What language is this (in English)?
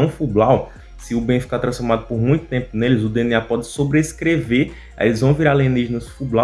Portuguese